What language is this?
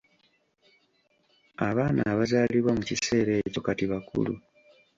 Ganda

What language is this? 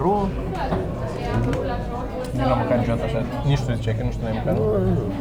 Romanian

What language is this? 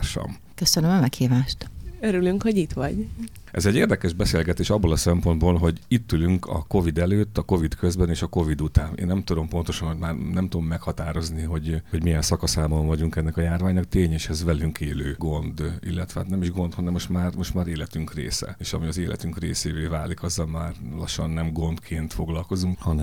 Hungarian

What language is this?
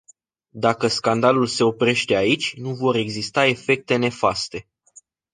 Romanian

